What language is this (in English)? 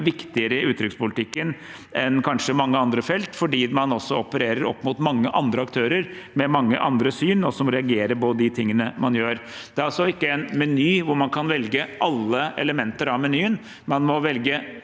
Norwegian